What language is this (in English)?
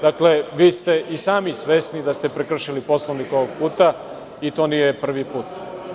Serbian